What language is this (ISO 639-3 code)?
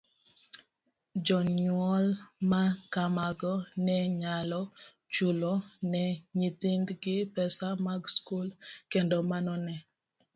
luo